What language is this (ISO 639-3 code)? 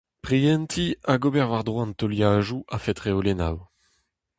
bre